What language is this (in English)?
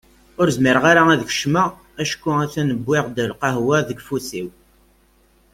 Kabyle